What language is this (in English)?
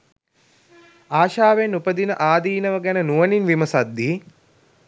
Sinhala